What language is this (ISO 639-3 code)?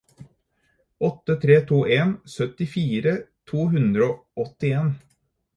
nob